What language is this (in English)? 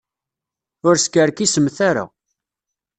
Kabyle